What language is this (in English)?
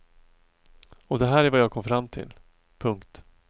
Swedish